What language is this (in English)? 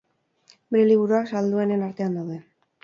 Basque